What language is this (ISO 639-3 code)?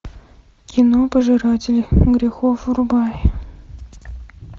rus